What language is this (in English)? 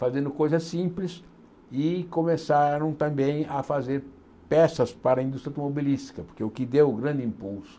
Portuguese